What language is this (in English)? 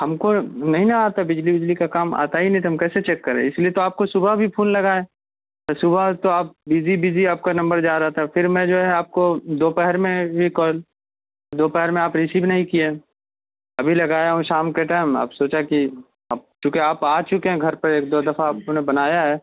Urdu